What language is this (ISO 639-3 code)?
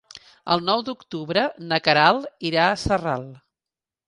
cat